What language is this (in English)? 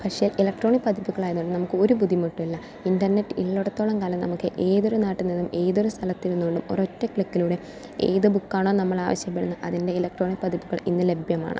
Malayalam